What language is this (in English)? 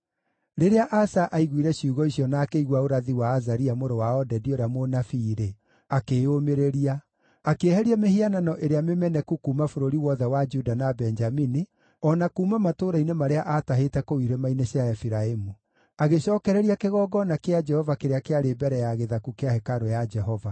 Kikuyu